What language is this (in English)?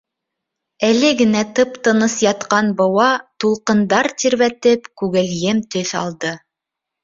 Bashkir